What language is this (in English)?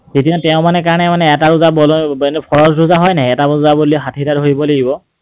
Assamese